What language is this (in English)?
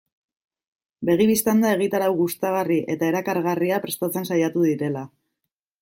Basque